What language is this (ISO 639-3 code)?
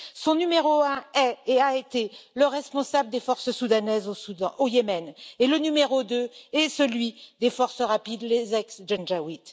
fra